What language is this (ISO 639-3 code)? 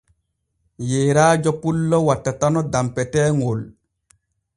fue